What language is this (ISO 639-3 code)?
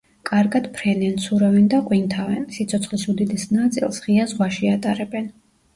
kat